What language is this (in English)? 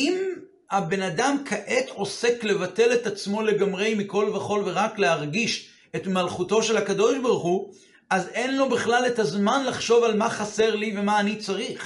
Hebrew